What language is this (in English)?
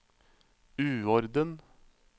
Norwegian